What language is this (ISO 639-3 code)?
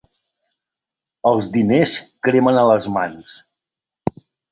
cat